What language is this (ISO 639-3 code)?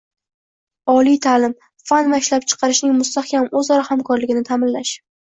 uzb